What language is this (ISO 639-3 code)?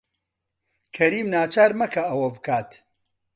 ckb